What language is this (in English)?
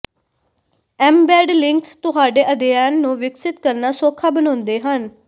Punjabi